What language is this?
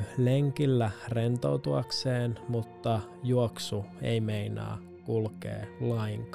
Finnish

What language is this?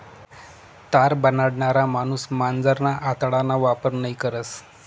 Marathi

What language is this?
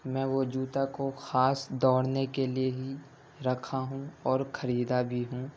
Urdu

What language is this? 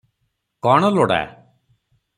Odia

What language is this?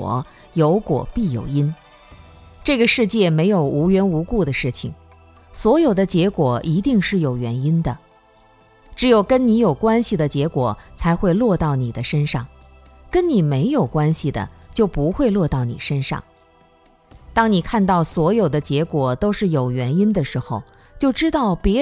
Chinese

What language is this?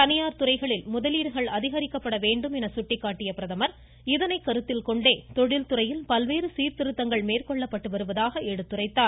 Tamil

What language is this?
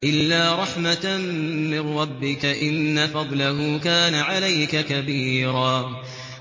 Arabic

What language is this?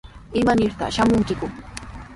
Sihuas Ancash Quechua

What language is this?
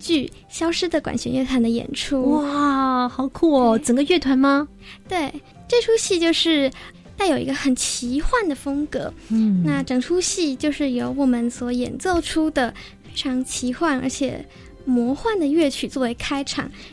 Chinese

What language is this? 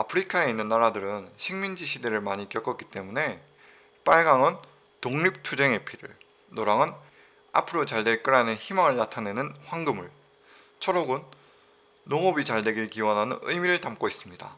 Korean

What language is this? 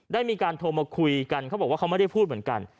Thai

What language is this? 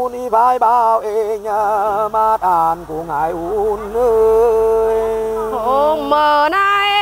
Vietnamese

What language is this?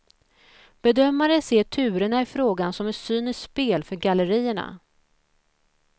Swedish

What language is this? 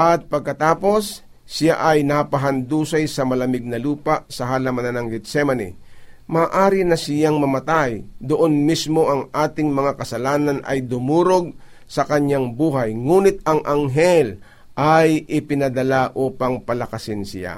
Filipino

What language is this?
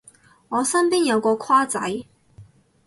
Cantonese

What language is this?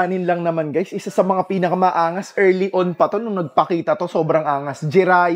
Filipino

